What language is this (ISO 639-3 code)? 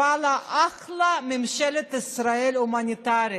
heb